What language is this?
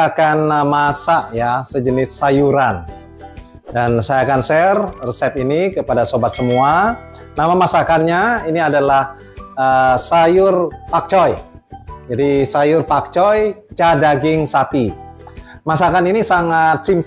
Indonesian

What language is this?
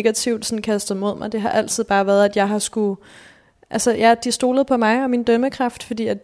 Danish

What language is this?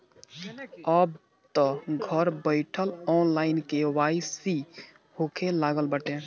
Bhojpuri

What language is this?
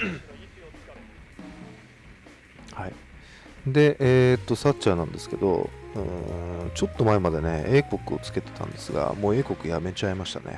Japanese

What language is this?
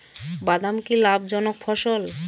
Bangla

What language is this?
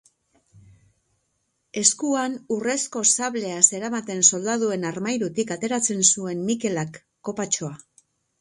Basque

